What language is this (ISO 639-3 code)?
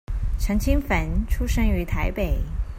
zho